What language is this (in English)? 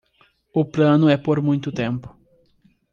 Portuguese